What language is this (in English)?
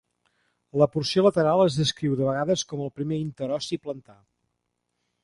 Catalan